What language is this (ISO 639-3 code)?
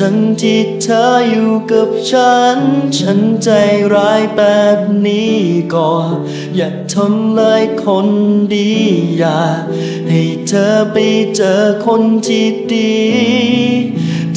tha